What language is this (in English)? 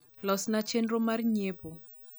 Luo (Kenya and Tanzania)